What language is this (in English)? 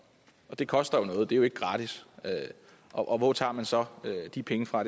Danish